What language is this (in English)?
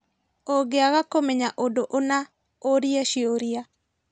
Kikuyu